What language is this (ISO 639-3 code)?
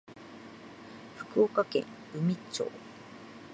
jpn